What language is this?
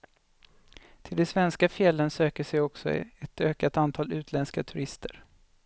Swedish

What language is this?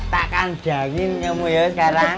Indonesian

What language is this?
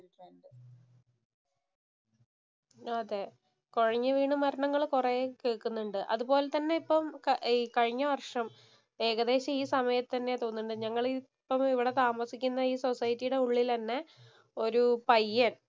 Malayalam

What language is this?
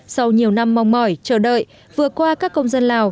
Vietnamese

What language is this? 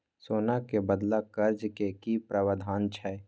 Maithili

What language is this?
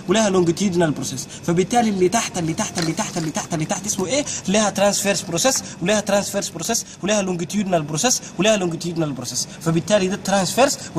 Arabic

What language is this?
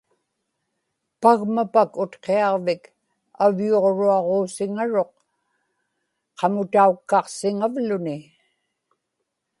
Inupiaq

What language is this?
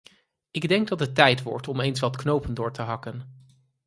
Dutch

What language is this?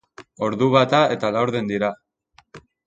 Basque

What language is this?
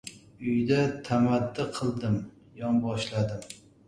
Uzbek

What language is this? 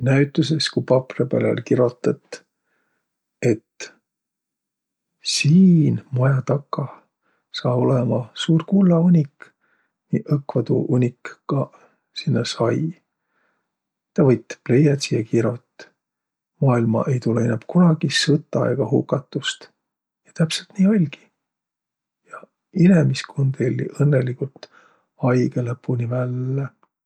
Võro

